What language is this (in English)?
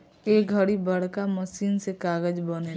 Bhojpuri